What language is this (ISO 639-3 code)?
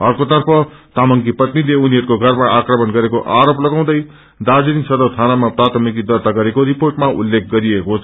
nep